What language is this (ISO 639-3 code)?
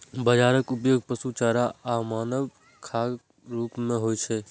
mai